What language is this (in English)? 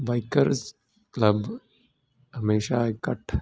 Punjabi